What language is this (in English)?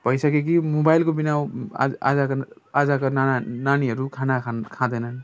Nepali